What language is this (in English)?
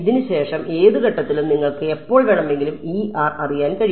Malayalam